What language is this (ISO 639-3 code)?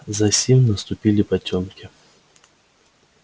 rus